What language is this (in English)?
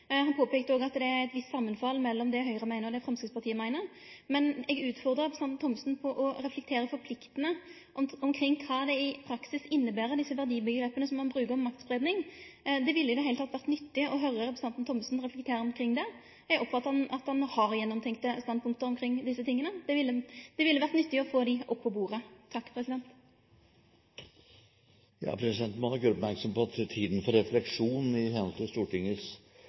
Norwegian